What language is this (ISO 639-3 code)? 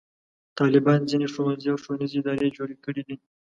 pus